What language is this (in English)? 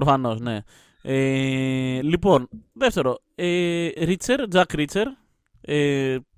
Greek